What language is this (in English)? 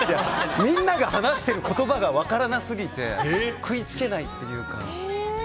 Japanese